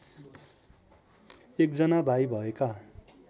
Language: Nepali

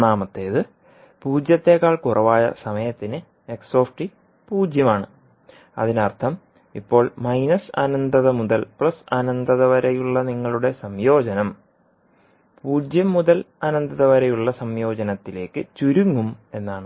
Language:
Malayalam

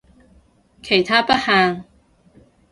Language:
Cantonese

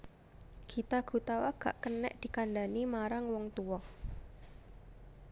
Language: Javanese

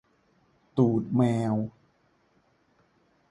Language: Thai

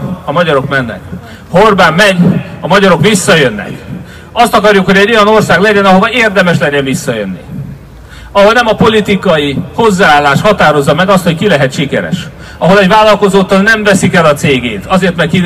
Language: Hungarian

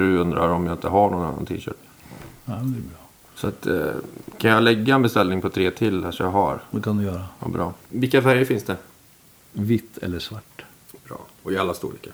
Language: Swedish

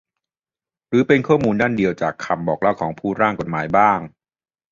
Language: Thai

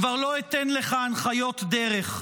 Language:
Hebrew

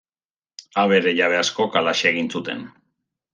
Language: Basque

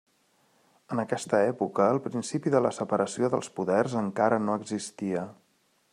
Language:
Catalan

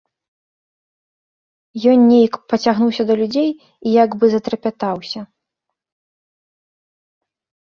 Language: Belarusian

